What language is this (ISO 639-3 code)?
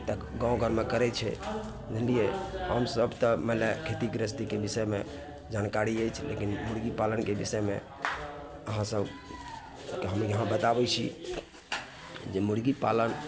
mai